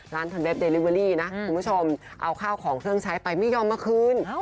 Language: Thai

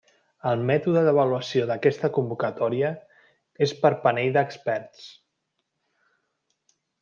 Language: Catalan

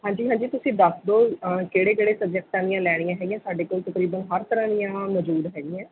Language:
Punjabi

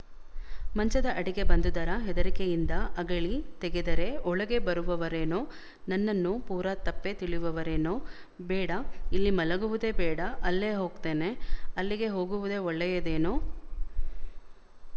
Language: Kannada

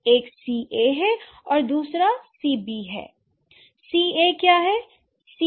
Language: Hindi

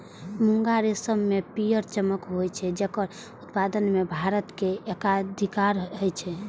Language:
Maithili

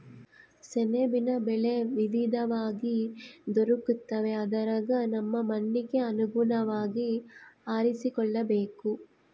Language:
Kannada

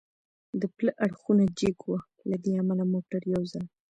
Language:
Pashto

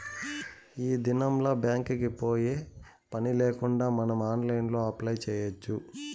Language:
Telugu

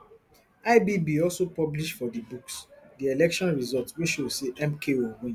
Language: Nigerian Pidgin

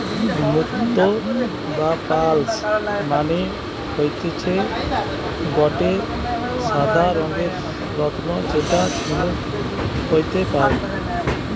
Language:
Bangla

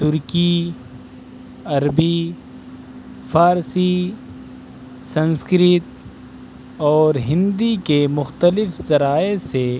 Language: Urdu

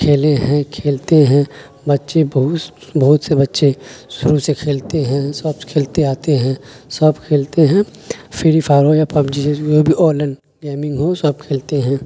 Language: Urdu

